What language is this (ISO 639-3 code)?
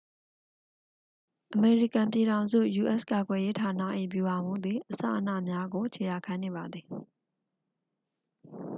mya